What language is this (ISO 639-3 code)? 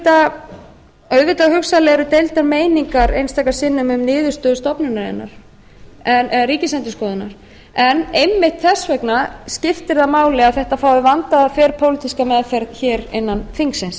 isl